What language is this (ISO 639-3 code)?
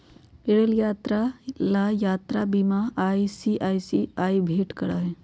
mag